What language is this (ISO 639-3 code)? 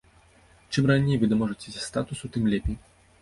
bel